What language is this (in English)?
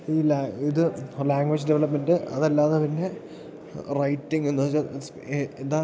Malayalam